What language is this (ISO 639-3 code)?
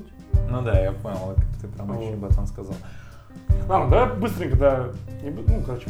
rus